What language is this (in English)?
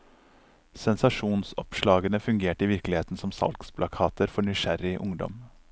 Norwegian